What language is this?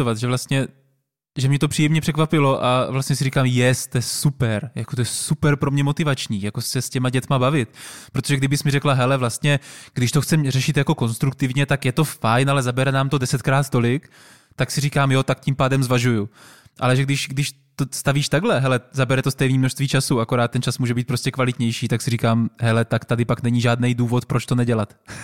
Czech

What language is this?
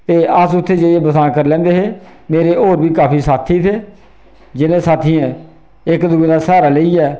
Dogri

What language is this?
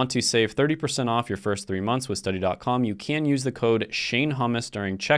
English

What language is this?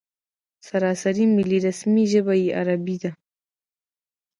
Pashto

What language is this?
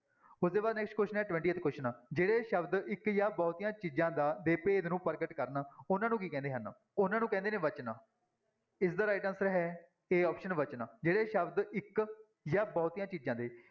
Punjabi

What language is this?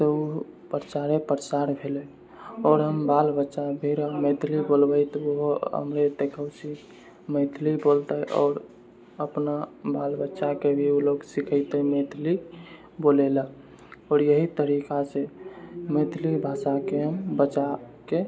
Maithili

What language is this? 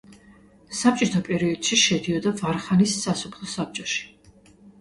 Georgian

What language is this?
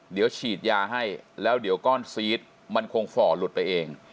Thai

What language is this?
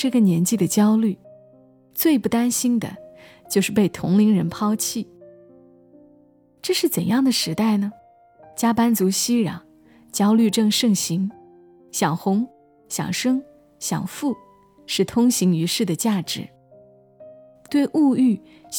Chinese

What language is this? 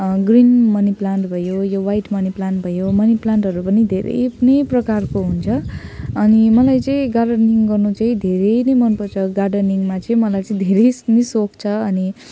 Nepali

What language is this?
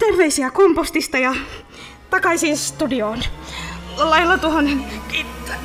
Finnish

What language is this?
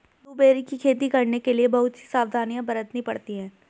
Hindi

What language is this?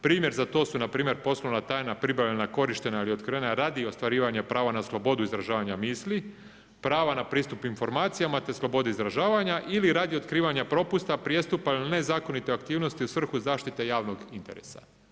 Croatian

